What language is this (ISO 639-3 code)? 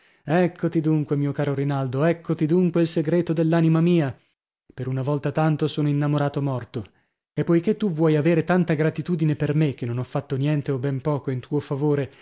ita